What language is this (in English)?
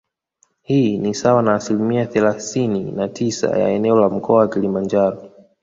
Swahili